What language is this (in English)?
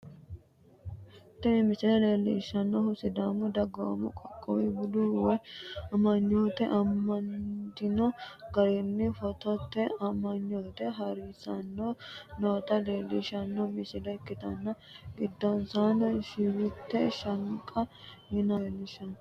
Sidamo